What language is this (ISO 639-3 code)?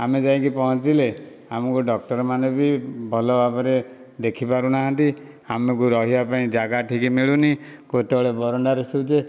ori